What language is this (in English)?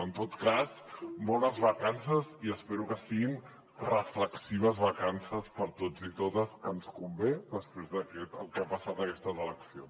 Catalan